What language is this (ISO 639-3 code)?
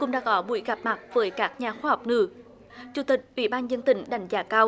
vie